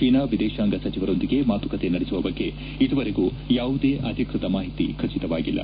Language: Kannada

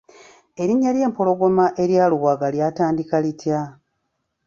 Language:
Ganda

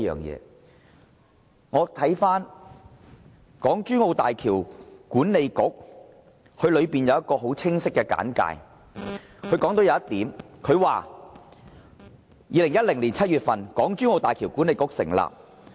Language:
Cantonese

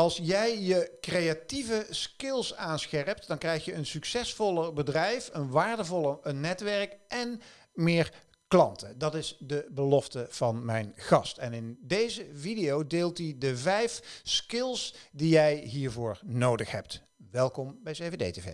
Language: Dutch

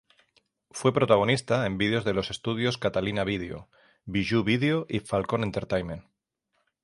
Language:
Spanish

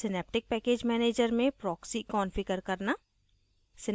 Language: Hindi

